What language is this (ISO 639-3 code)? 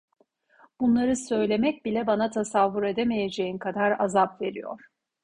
tur